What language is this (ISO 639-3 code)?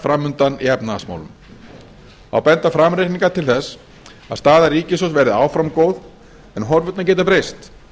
isl